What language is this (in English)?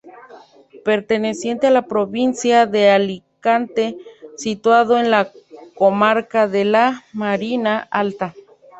Spanish